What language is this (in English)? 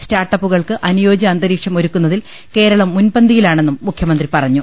Malayalam